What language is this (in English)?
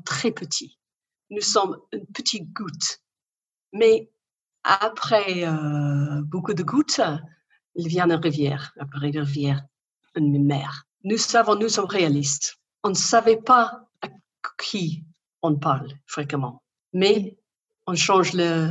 French